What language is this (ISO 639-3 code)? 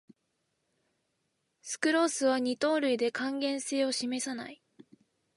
jpn